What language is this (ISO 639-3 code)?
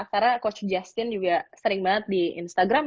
ind